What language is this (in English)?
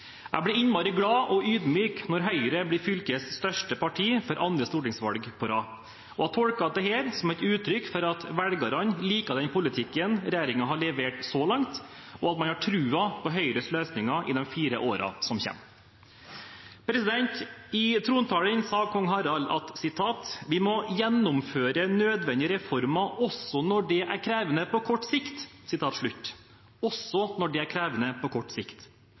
Norwegian Bokmål